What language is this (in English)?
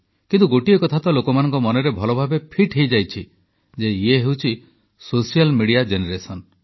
Odia